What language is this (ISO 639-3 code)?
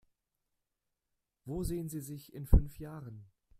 deu